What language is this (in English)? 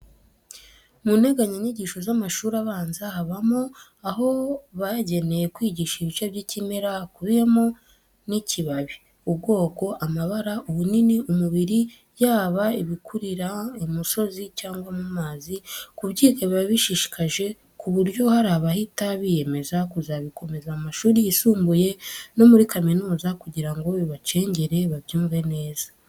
Kinyarwanda